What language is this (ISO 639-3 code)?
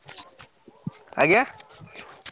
ori